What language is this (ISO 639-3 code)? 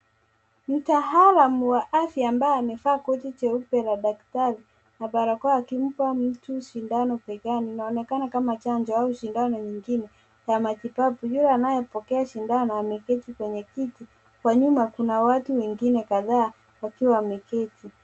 swa